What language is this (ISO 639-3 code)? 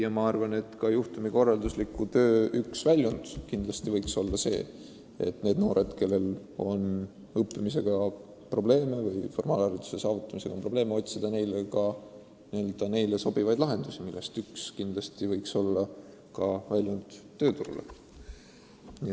est